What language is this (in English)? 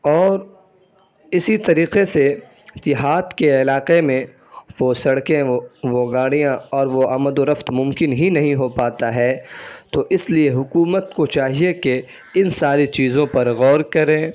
Urdu